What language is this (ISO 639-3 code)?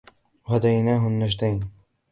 ara